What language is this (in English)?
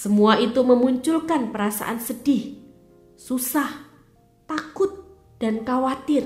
Indonesian